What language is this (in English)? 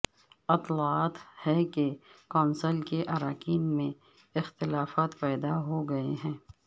Urdu